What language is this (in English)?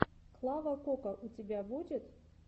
Russian